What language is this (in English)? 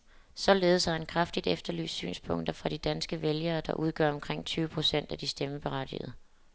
Danish